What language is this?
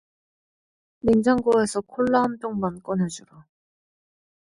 Korean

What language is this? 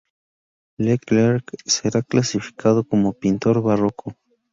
Spanish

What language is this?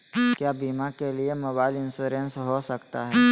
Magahi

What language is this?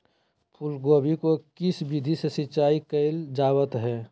Magahi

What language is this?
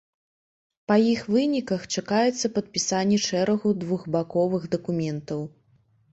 Belarusian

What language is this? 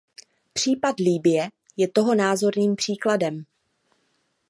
Czech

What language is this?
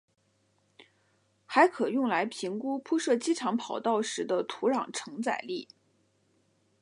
Chinese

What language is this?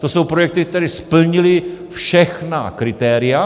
Czech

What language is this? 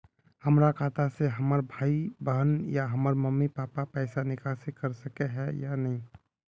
Magahi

